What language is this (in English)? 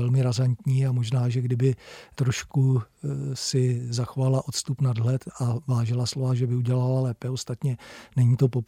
Czech